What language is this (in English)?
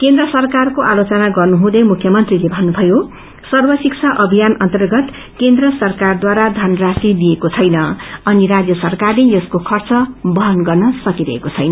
Nepali